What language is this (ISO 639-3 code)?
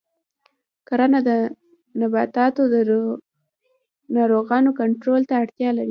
pus